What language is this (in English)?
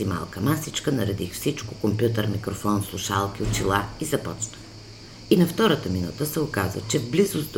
Bulgarian